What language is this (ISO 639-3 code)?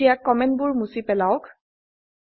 asm